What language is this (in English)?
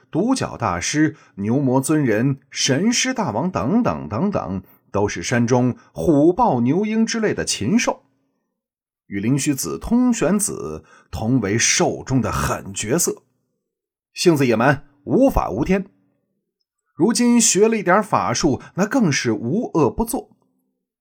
Chinese